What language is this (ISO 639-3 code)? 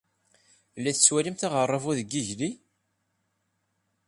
kab